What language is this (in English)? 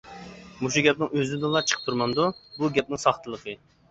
Uyghur